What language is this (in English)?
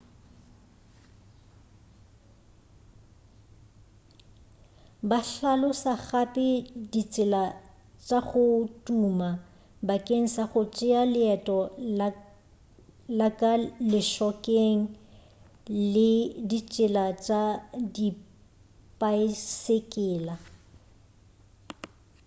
Northern Sotho